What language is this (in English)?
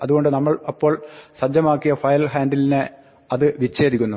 Malayalam